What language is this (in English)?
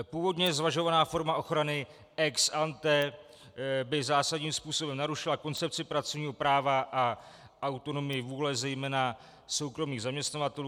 Czech